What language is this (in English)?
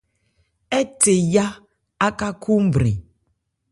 Ebrié